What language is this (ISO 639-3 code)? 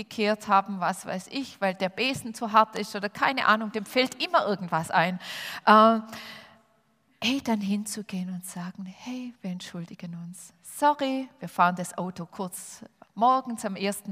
deu